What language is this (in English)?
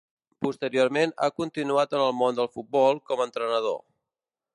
Catalan